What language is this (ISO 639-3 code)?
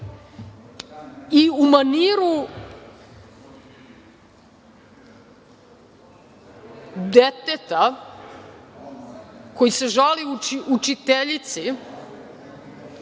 srp